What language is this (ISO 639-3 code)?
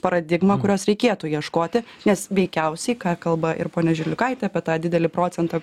lit